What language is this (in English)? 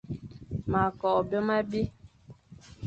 Fang